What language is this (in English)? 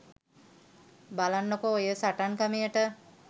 Sinhala